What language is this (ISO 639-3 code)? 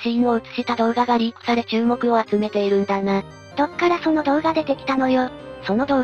jpn